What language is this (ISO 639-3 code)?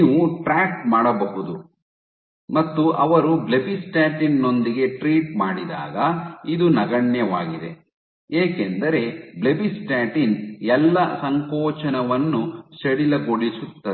kan